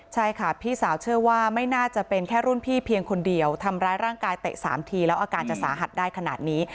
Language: Thai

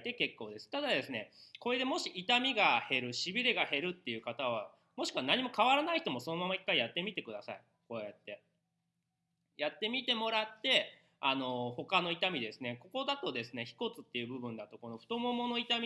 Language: Japanese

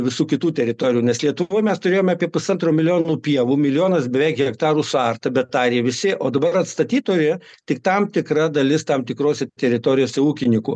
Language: Lithuanian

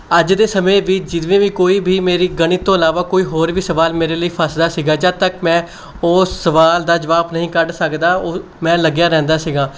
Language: Punjabi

